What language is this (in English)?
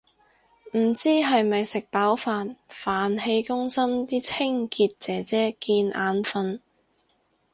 Cantonese